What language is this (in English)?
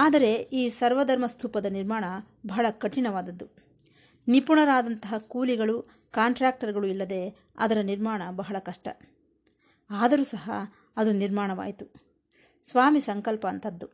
Kannada